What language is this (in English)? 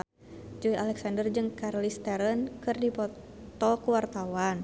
Sundanese